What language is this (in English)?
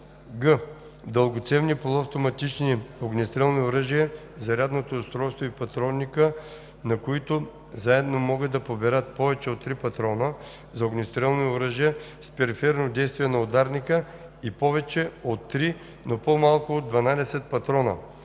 Bulgarian